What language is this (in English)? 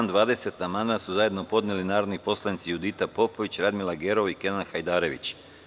Serbian